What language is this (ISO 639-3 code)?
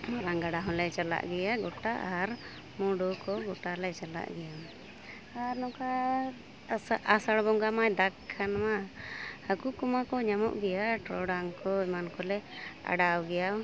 sat